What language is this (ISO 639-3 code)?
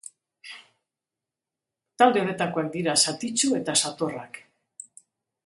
eus